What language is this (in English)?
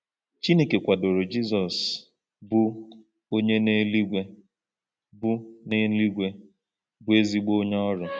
Igbo